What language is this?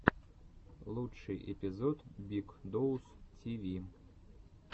Russian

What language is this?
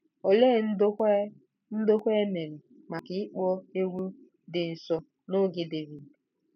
Igbo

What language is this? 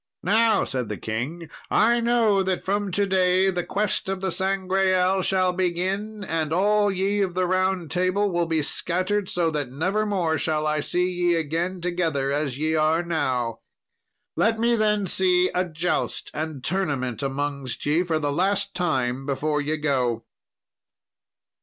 English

